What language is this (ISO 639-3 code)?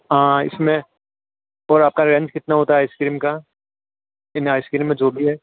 hin